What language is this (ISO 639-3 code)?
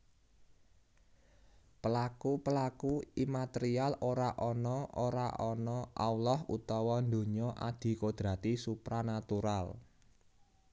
jav